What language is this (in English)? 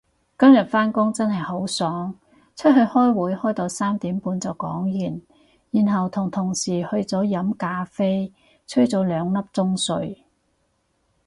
Cantonese